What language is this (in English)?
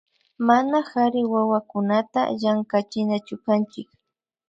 Imbabura Highland Quichua